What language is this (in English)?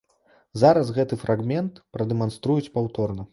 Belarusian